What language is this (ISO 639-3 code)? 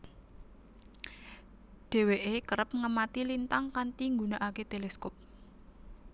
jav